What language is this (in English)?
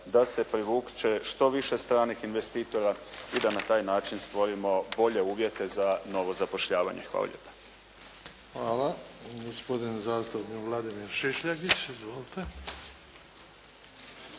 Croatian